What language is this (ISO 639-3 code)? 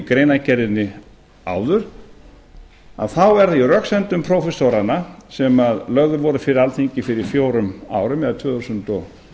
isl